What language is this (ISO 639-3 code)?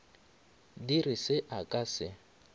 nso